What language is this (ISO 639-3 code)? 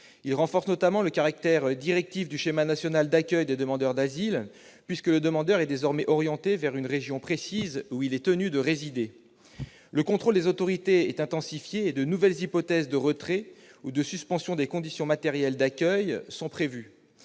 fra